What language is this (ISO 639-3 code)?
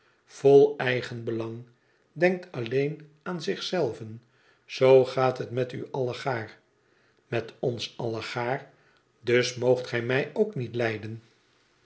nld